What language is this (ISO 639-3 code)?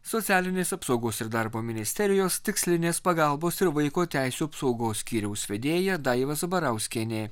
lit